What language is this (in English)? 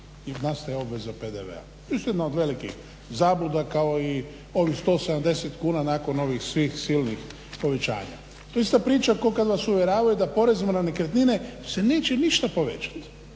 Croatian